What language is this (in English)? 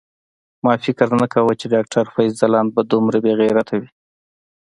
Pashto